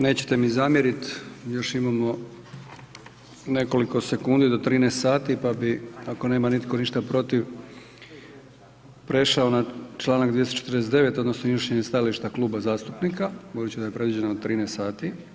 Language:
Croatian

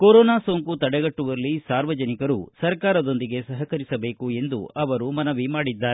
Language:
Kannada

